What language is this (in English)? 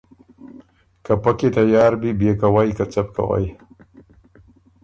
Ormuri